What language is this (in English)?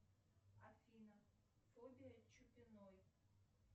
Russian